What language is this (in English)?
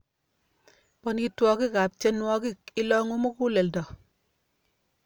Kalenjin